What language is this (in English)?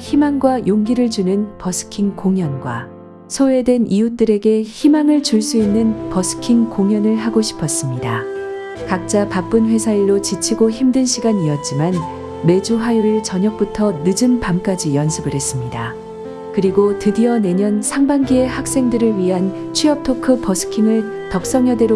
Korean